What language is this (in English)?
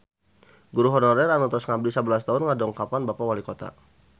Sundanese